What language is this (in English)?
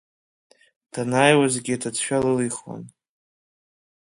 Abkhazian